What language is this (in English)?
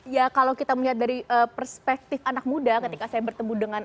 Indonesian